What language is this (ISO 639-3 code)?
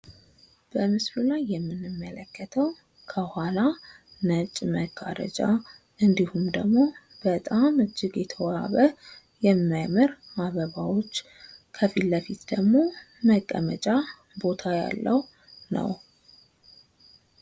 amh